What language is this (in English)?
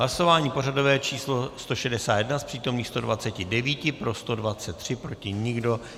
Czech